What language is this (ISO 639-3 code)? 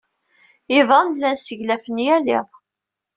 kab